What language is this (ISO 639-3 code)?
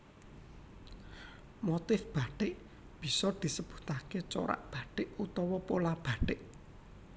jav